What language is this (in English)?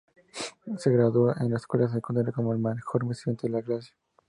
Spanish